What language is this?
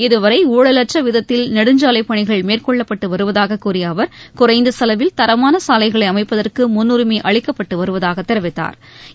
Tamil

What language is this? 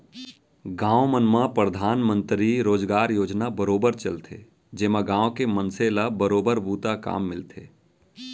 Chhattisgarhi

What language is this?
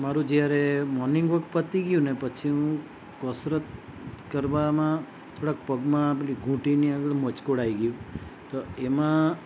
Gujarati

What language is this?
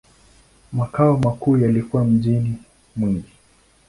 Swahili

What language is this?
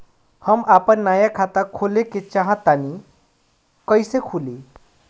Bhojpuri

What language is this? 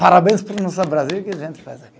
Portuguese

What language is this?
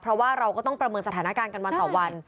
Thai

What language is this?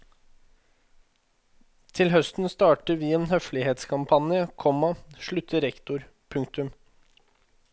Norwegian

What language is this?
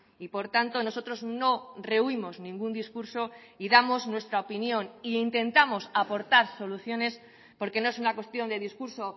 Spanish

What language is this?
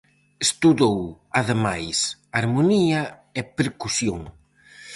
Galician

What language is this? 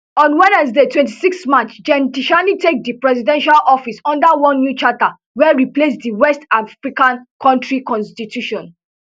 Nigerian Pidgin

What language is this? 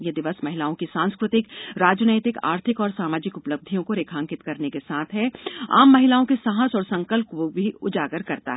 Hindi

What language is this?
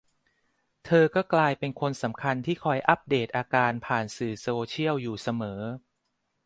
Thai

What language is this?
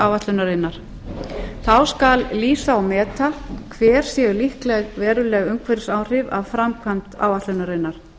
Icelandic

